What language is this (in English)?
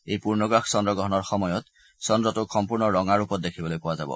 Assamese